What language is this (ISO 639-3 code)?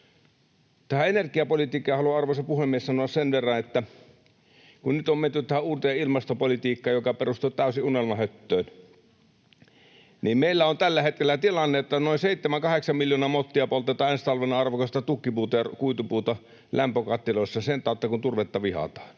fin